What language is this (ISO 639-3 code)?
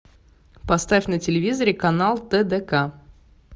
rus